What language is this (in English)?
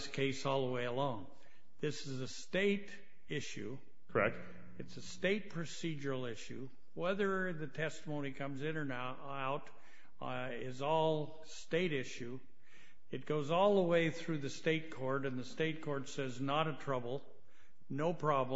English